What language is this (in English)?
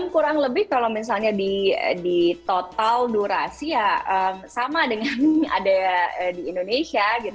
Indonesian